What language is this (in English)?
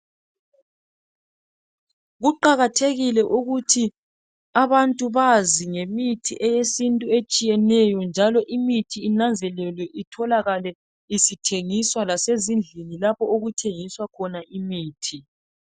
North Ndebele